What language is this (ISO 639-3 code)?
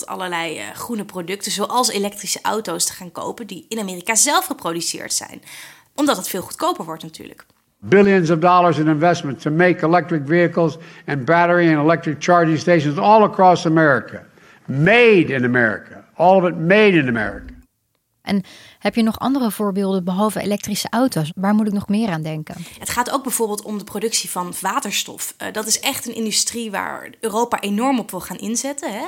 nld